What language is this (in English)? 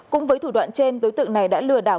Vietnamese